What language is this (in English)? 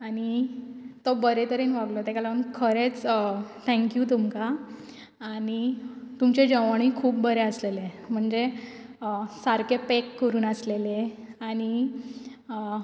Konkani